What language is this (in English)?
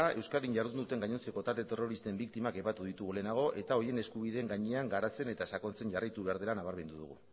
Basque